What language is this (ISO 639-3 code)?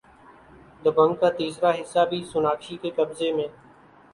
urd